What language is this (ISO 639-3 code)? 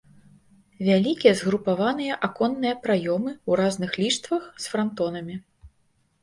bel